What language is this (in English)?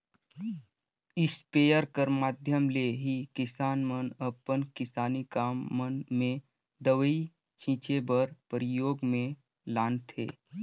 Chhattisgarhi